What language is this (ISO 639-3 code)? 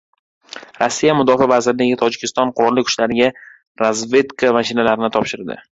uzb